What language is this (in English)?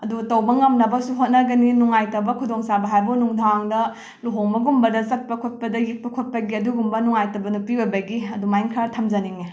Manipuri